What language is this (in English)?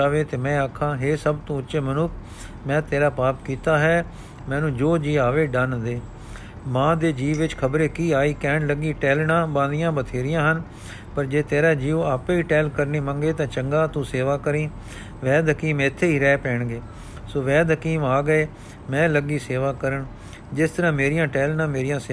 Punjabi